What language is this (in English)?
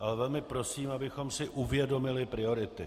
Czech